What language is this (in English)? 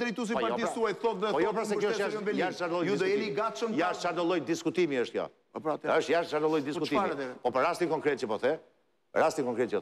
Romanian